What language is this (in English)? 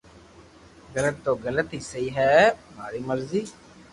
Loarki